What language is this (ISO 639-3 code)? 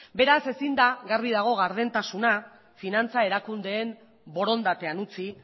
eus